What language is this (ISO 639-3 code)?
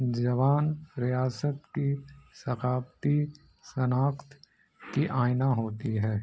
urd